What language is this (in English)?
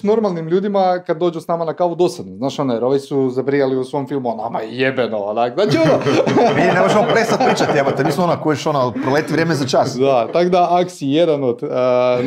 Croatian